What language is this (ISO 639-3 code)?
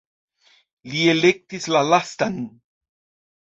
epo